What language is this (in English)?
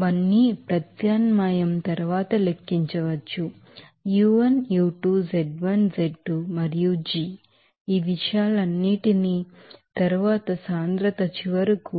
Telugu